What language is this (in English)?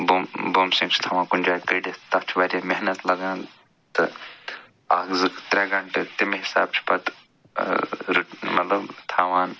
Kashmiri